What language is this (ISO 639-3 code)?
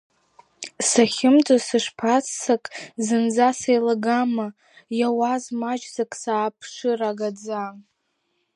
abk